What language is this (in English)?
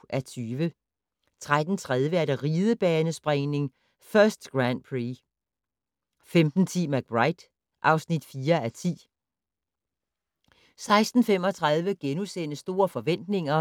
Danish